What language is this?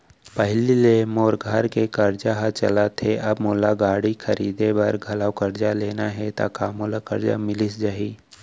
Chhattisgarhi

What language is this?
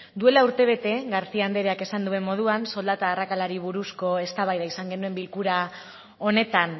Basque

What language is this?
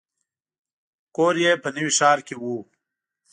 Pashto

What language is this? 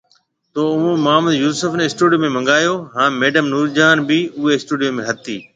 Marwari (Pakistan)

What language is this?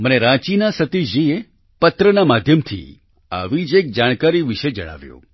Gujarati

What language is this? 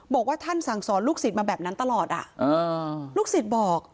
Thai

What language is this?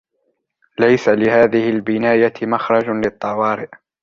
Arabic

